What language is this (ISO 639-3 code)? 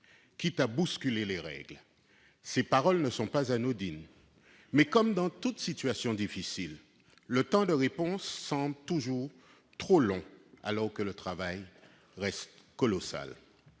fra